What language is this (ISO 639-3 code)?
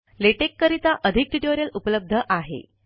mar